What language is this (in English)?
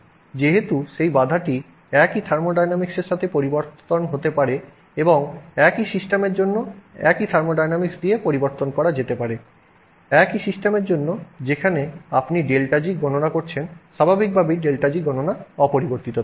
Bangla